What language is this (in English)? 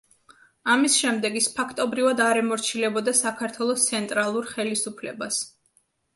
Georgian